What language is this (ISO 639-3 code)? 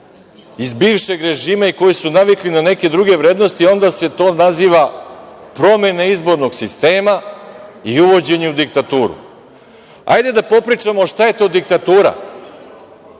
srp